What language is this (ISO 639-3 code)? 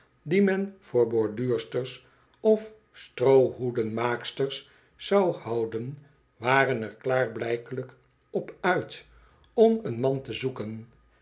nld